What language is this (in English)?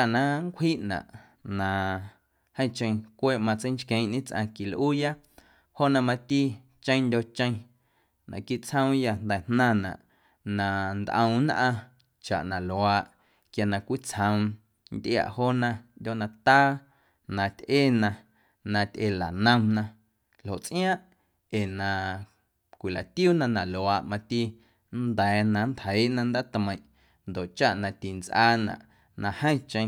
Guerrero Amuzgo